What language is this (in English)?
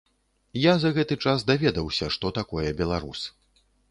Belarusian